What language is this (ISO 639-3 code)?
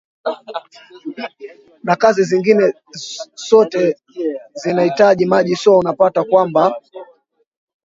swa